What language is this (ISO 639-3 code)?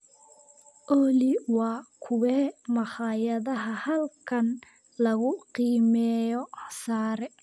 som